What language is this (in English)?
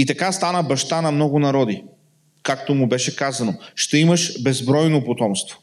Bulgarian